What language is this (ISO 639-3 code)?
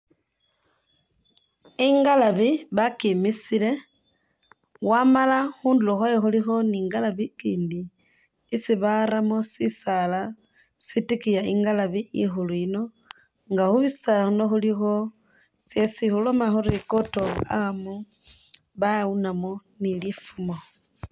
myx